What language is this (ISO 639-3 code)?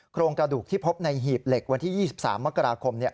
tha